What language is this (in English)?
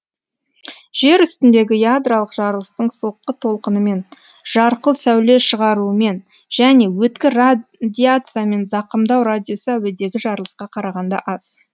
Kazakh